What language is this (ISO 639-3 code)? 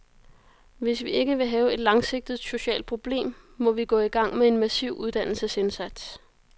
dan